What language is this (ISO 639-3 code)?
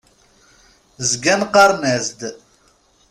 kab